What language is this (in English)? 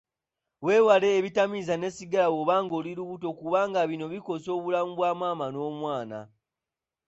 Ganda